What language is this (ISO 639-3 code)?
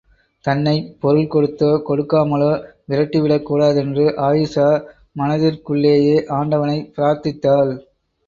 tam